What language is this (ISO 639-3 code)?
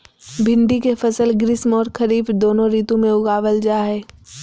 mag